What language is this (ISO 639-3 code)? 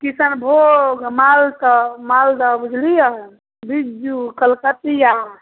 mai